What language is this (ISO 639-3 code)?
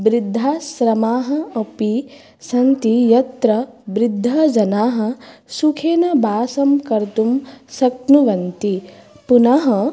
san